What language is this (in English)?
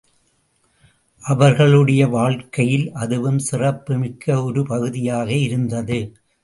Tamil